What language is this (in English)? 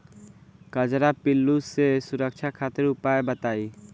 Bhojpuri